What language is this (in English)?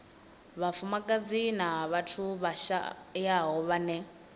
Venda